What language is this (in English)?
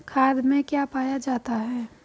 Hindi